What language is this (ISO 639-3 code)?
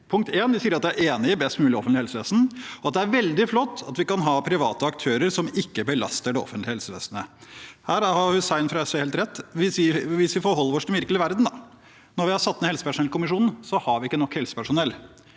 nor